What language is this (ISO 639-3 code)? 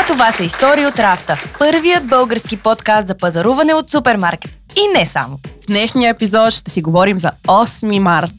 bul